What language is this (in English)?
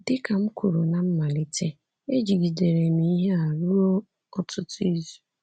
Igbo